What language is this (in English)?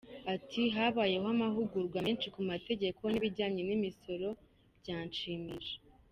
Kinyarwanda